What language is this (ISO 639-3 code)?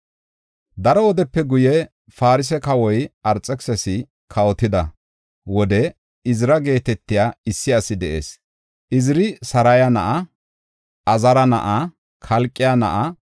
gof